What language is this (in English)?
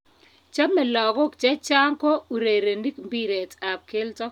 Kalenjin